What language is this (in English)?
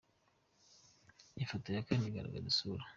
Kinyarwanda